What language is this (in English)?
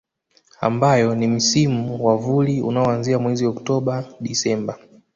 Swahili